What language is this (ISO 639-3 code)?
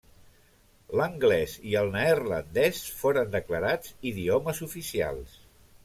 cat